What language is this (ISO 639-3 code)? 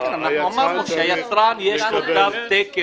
heb